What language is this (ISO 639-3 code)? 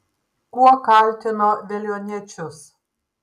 lit